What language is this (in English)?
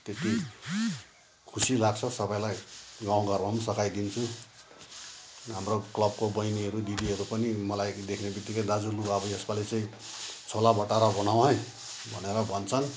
Nepali